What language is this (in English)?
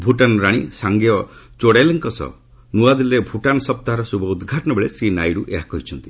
Odia